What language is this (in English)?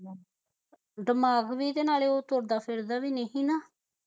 Punjabi